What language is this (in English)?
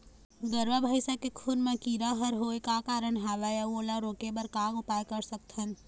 Chhattisgarhi